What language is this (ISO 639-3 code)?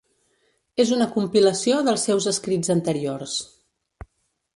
cat